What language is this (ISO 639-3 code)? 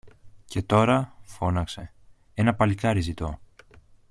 ell